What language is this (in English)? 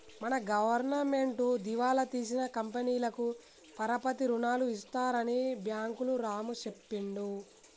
Telugu